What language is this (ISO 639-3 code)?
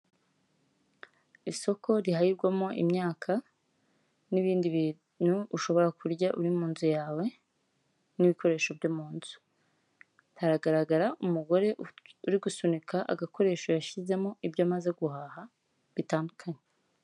kin